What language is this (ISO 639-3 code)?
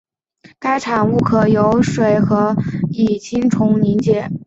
zho